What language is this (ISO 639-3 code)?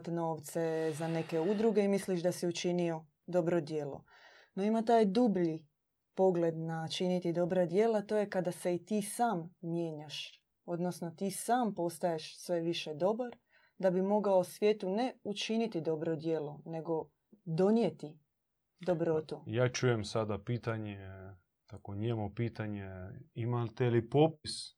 hrv